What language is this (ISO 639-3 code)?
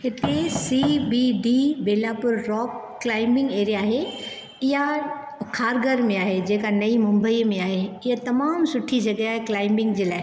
snd